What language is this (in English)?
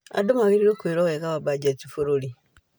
Kikuyu